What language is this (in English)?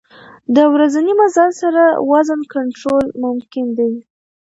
Pashto